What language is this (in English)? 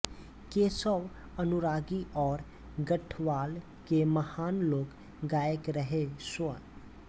Hindi